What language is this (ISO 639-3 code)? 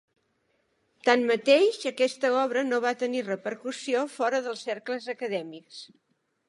cat